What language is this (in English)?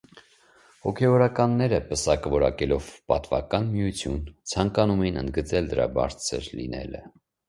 Armenian